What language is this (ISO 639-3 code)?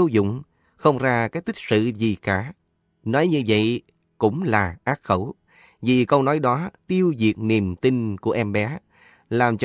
vie